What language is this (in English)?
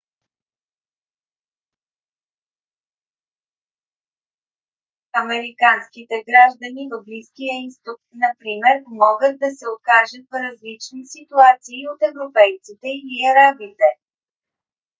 Bulgarian